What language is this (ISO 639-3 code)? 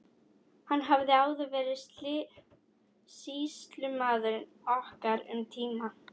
isl